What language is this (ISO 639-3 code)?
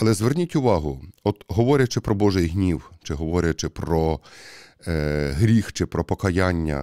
ukr